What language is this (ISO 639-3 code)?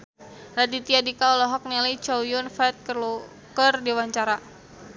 sun